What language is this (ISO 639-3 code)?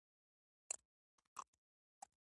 pus